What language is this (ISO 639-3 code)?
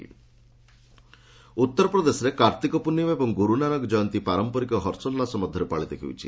ori